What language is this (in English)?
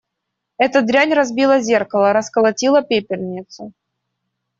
Russian